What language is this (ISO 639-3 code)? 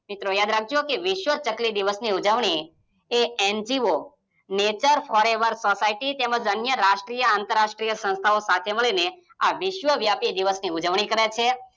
guj